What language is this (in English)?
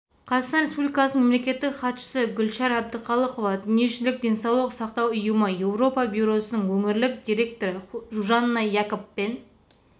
Kazakh